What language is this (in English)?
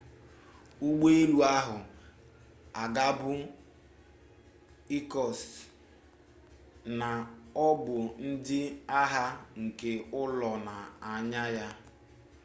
Igbo